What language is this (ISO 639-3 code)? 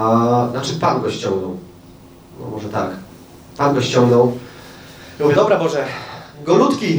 pol